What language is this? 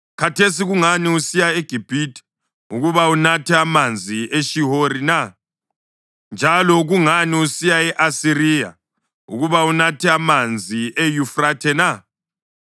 North Ndebele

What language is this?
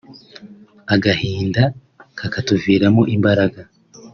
Kinyarwanda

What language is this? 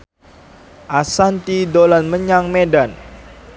Javanese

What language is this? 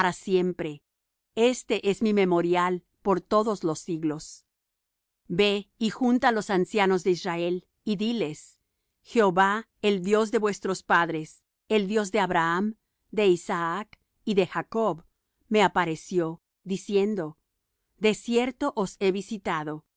Spanish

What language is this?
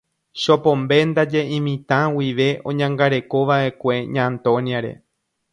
Guarani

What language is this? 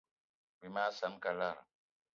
Eton (Cameroon)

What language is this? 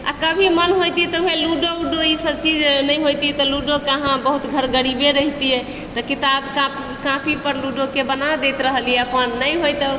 Maithili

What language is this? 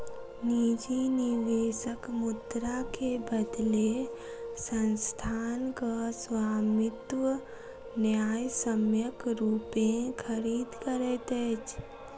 Maithili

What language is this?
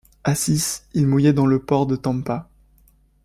French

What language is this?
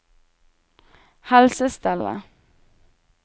Norwegian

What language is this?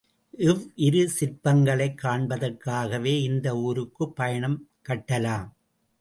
Tamil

